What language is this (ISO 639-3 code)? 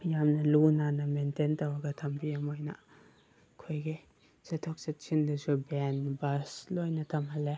mni